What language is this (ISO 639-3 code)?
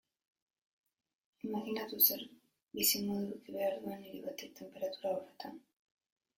eus